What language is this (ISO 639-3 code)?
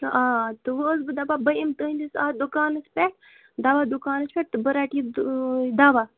kas